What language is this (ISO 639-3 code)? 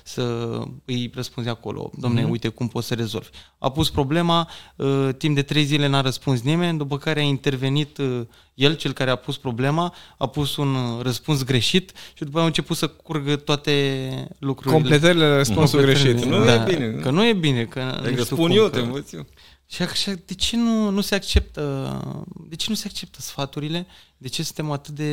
ron